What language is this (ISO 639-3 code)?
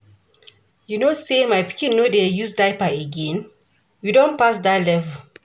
pcm